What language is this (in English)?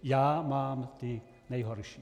Czech